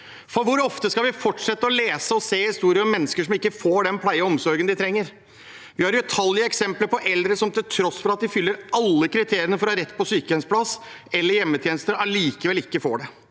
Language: Norwegian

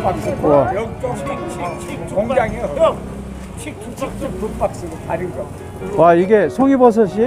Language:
Korean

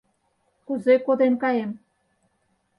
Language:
Mari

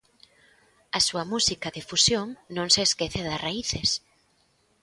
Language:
Galician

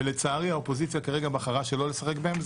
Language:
Hebrew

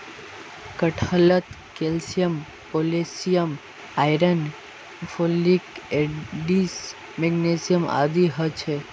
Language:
Magahi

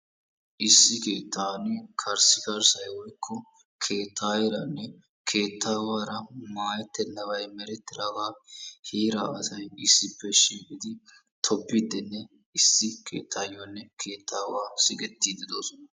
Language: Wolaytta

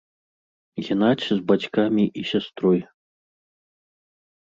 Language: Belarusian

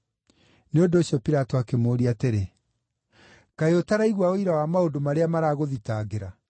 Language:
Kikuyu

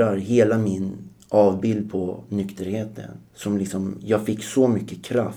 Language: Swedish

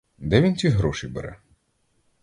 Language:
Ukrainian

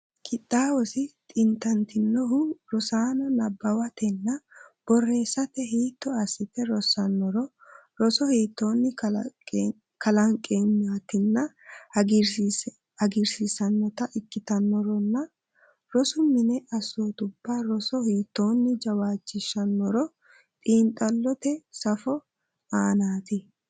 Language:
Sidamo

